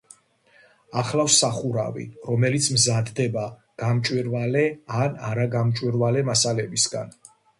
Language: Georgian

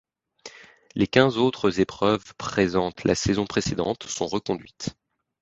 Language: French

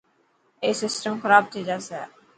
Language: Dhatki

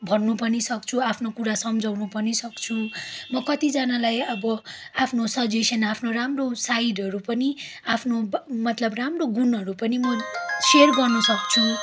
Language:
Nepali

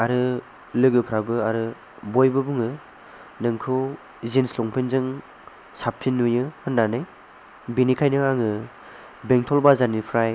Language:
Bodo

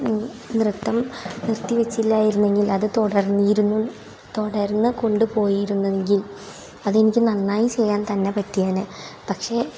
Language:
Malayalam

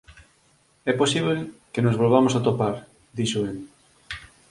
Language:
Galician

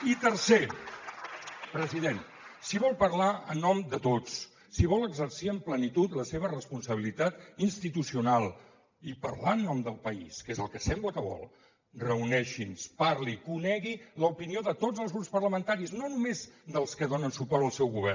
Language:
Catalan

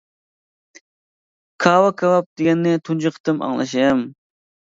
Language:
Uyghur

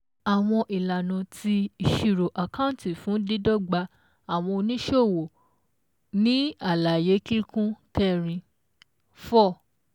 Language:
Yoruba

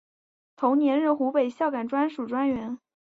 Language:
Chinese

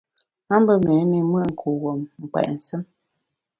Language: Bamun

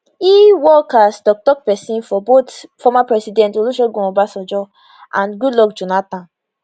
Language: Nigerian Pidgin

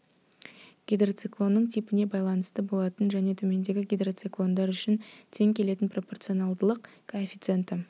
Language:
Kazakh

